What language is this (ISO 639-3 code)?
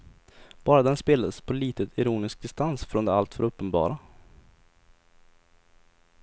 swe